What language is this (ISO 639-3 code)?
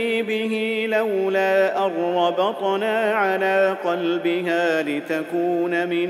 ara